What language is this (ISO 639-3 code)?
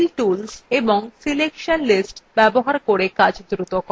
ben